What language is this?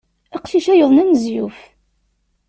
Kabyle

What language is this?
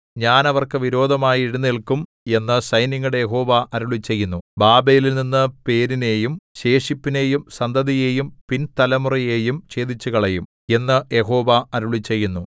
Malayalam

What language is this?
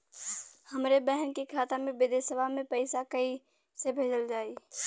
Bhojpuri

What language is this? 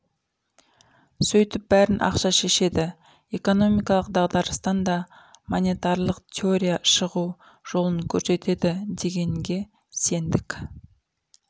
Kazakh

